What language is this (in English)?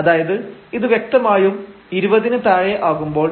Malayalam